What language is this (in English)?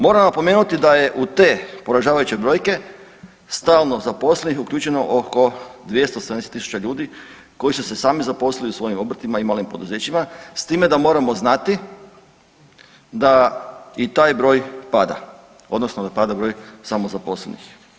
Croatian